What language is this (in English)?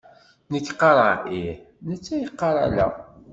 Kabyle